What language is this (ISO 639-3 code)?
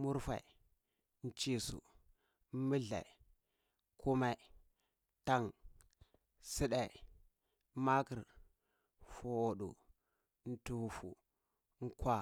ckl